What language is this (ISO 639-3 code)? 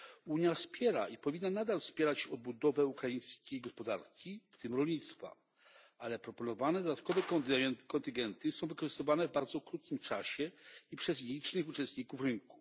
pol